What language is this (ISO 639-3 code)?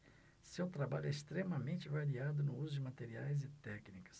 por